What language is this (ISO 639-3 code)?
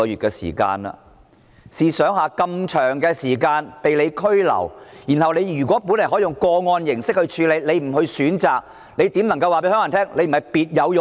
yue